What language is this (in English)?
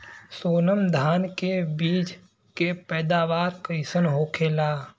Bhojpuri